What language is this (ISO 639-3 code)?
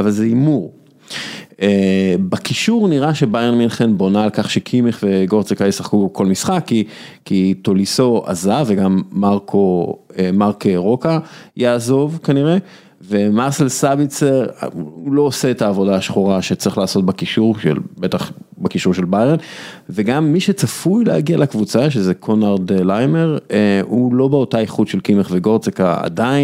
heb